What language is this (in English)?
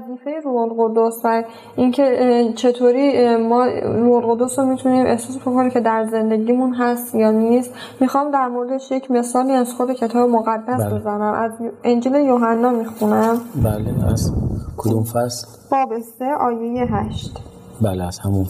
Persian